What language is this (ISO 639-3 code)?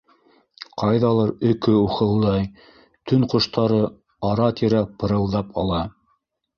bak